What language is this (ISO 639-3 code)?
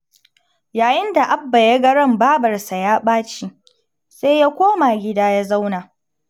hau